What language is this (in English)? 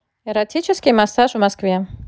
Russian